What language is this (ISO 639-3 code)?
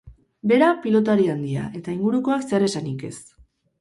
eus